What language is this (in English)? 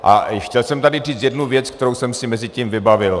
Czech